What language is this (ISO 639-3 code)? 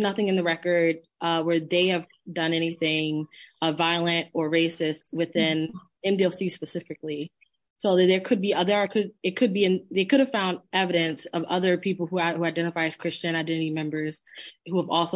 eng